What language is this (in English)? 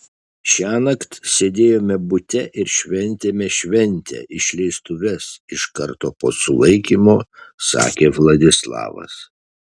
Lithuanian